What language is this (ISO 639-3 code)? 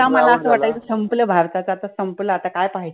mar